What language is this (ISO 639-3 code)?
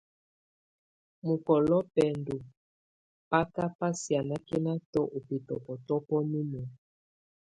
tvu